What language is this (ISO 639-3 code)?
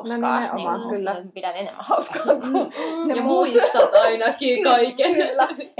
fin